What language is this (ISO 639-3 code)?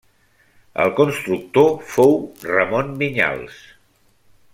cat